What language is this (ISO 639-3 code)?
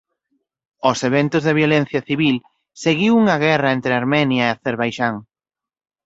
glg